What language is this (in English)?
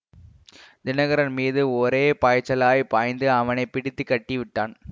Tamil